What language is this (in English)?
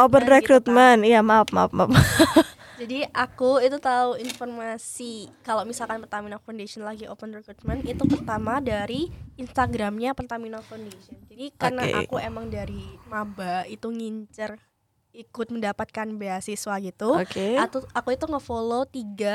Indonesian